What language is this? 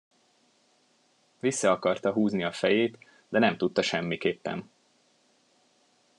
Hungarian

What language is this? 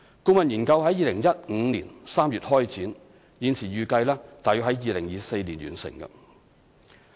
Cantonese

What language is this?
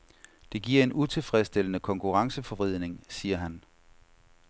Danish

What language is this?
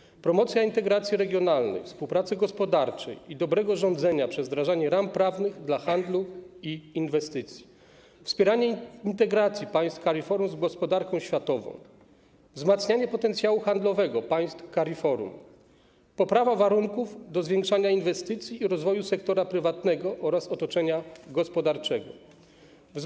Polish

